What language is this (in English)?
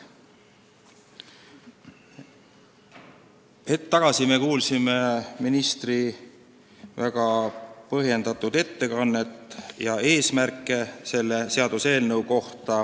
Estonian